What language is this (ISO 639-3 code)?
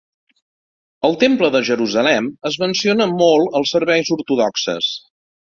cat